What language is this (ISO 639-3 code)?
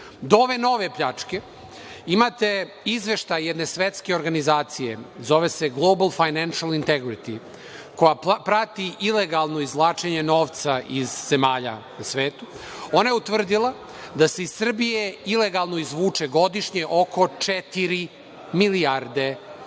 srp